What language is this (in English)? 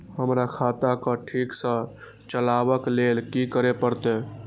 Maithili